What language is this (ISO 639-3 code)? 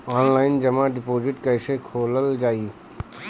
bho